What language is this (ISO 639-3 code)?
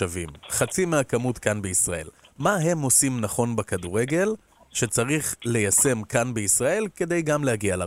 heb